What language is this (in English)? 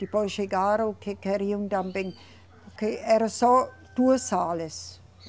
Portuguese